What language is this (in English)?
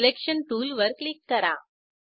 Marathi